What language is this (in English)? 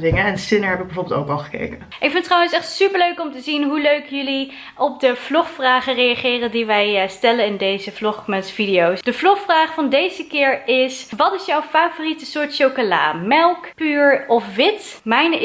Dutch